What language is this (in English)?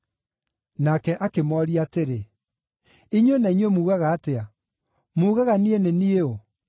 Kikuyu